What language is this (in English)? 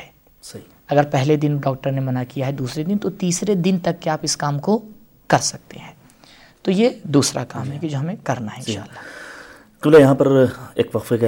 Urdu